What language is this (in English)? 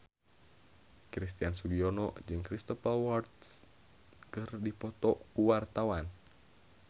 Sundanese